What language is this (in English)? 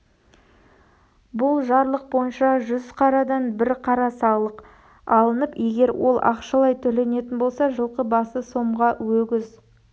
Kazakh